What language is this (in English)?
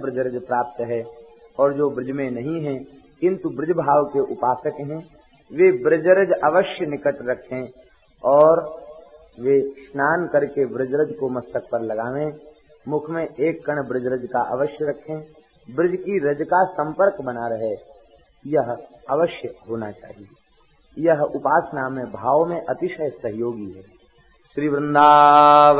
Hindi